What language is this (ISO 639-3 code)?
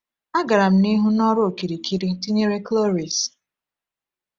ibo